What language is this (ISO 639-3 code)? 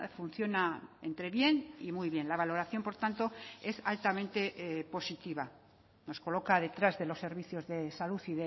spa